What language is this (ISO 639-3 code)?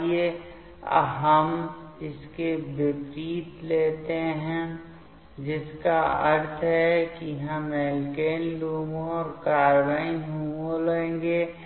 hin